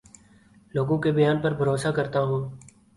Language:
Urdu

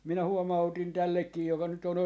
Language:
Finnish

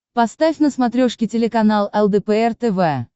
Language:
Russian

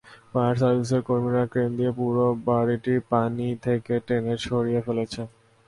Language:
Bangla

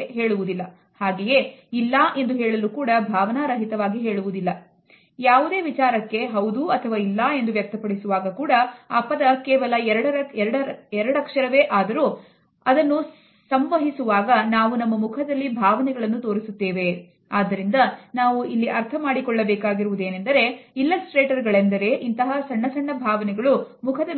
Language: Kannada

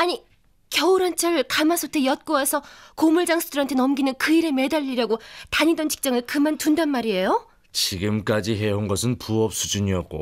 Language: Korean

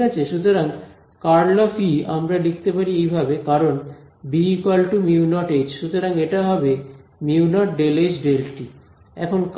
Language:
Bangla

